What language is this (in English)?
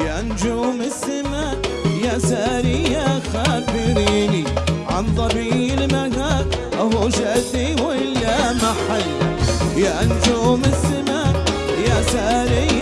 Arabic